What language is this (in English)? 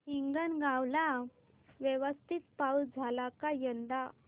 Marathi